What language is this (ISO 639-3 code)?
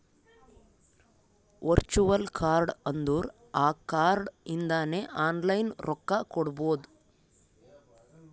kan